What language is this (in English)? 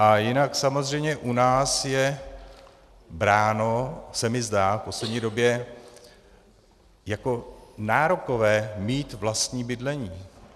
Czech